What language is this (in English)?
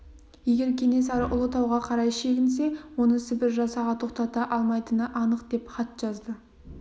Kazakh